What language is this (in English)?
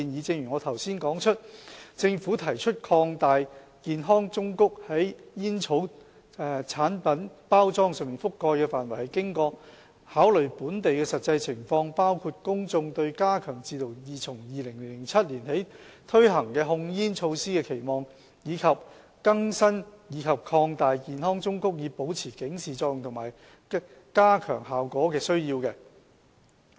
Cantonese